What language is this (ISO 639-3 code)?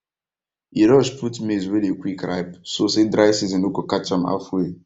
pcm